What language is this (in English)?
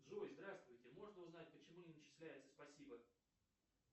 Russian